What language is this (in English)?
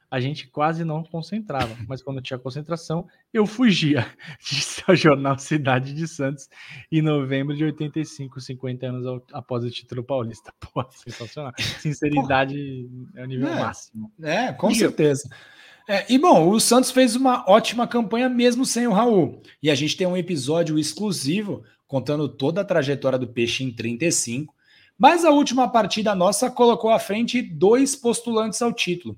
Portuguese